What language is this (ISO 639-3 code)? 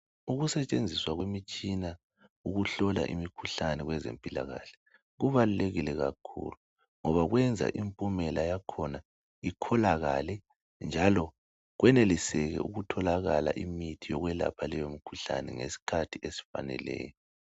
nde